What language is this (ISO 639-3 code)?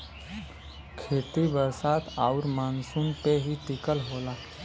bho